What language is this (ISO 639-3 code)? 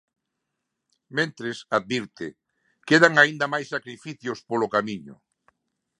glg